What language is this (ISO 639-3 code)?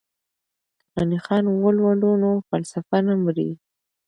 pus